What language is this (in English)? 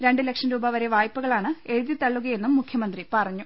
Malayalam